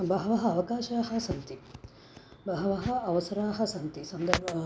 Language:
Sanskrit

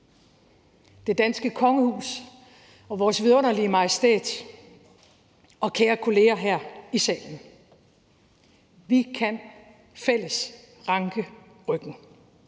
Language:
Danish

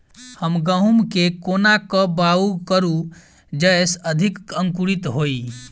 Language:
Maithili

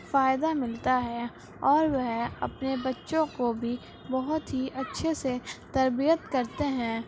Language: Urdu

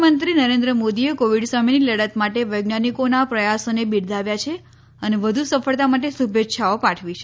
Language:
Gujarati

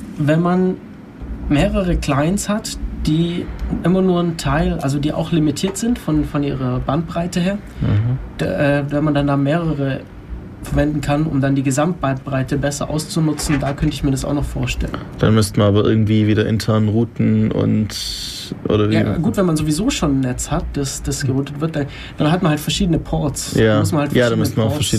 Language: German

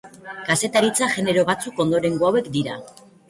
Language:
Basque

